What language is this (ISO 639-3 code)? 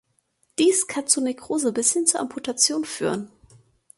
deu